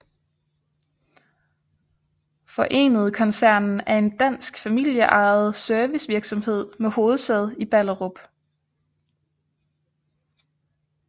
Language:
Danish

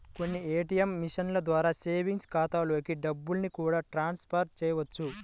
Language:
Telugu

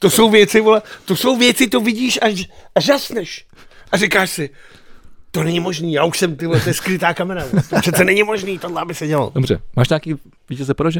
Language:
Czech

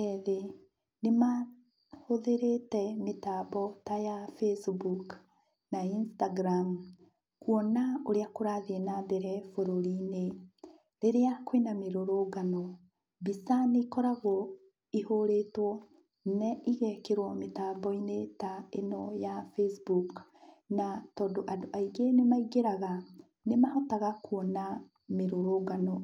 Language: Kikuyu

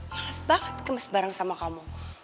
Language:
Indonesian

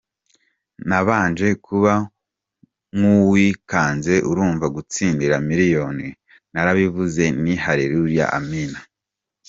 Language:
Kinyarwanda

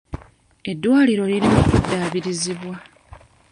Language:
Ganda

